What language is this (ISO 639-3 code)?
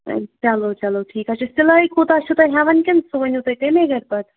kas